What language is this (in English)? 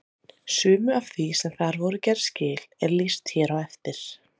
Icelandic